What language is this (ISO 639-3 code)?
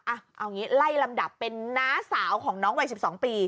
tha